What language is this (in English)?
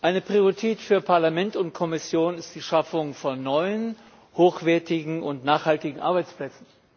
German